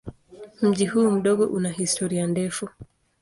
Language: Swahili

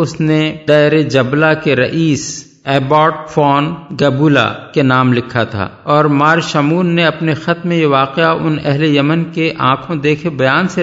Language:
Urdu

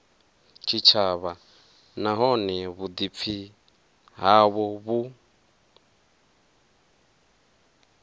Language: Venda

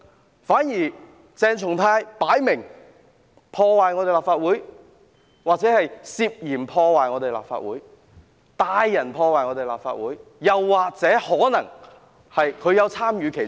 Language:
Cantonese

